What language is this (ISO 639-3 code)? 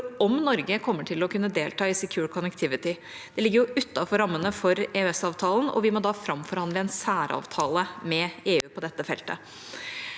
nor